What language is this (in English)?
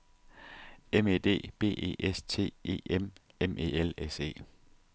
Danish